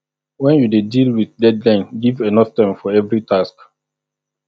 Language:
Nigerian Pidgin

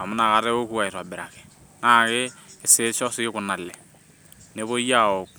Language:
Masai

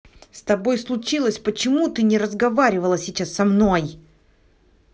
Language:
Russian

